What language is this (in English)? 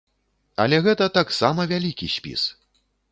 Belarusian